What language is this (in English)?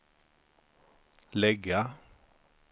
Swedish